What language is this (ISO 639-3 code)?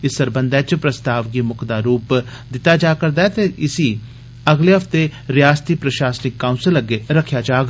doi